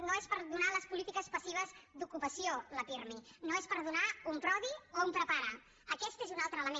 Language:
Catalan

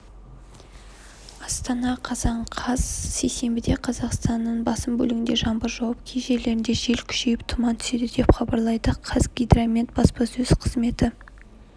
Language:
Kazakh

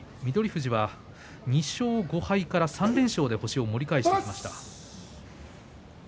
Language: Japanese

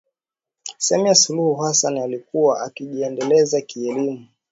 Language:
Swahili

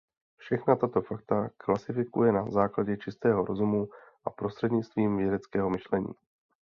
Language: Czech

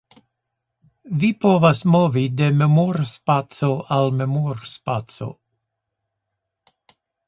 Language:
Esperanto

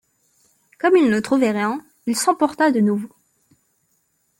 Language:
French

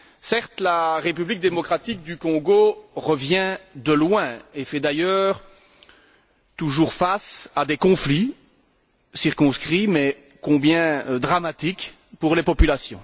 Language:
French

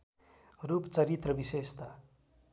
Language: Nepali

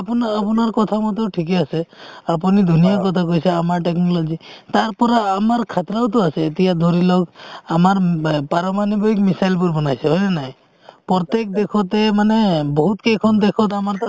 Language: Assamese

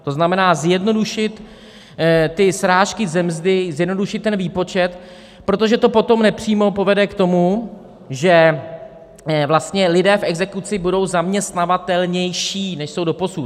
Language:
Czech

